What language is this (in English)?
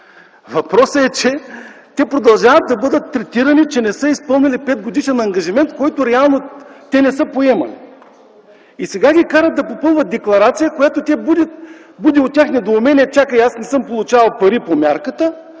Bulgarian